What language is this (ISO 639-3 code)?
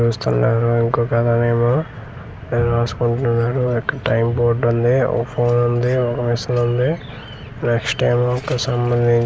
tel